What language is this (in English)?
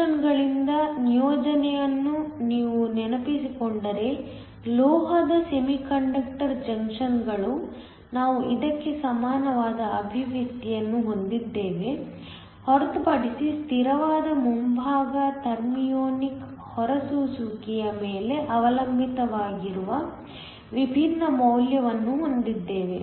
Kannada